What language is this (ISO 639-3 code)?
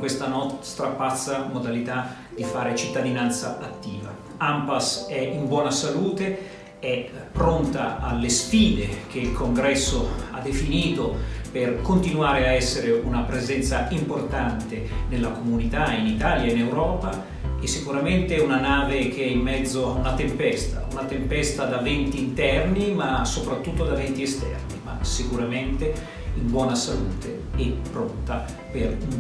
ita